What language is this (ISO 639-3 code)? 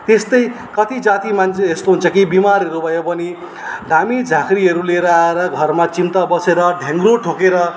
nep